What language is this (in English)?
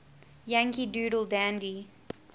English